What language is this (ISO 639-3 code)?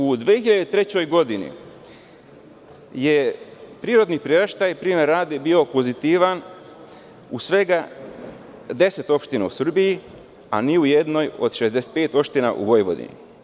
srp